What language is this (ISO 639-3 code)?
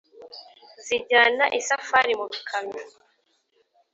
kin